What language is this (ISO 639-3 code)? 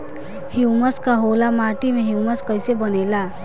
bho